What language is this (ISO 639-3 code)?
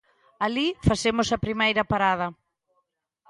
glg